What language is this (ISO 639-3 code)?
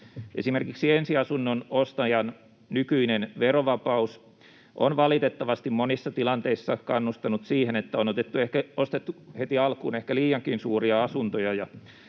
fin